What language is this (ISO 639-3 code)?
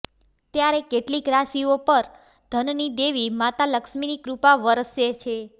guj